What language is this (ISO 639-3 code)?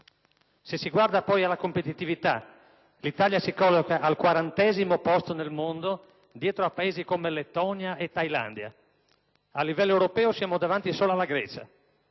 ita